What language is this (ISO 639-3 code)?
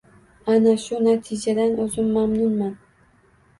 uzb